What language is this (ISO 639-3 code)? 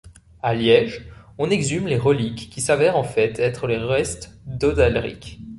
fra